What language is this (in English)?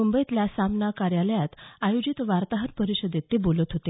Marathi